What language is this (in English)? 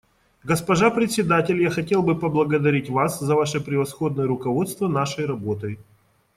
Russian